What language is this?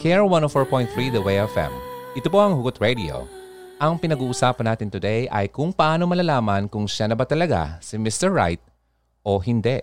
Filipino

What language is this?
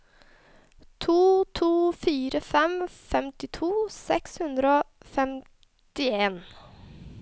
Norwegian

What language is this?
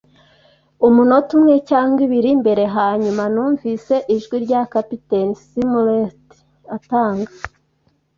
Kinyarwanda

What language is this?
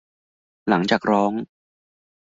Thai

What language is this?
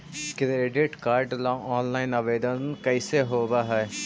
Magahi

